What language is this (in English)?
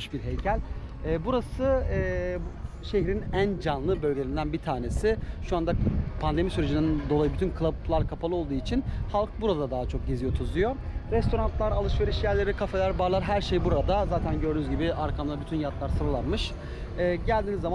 Turkish